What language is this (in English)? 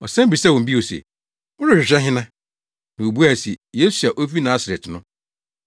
Akan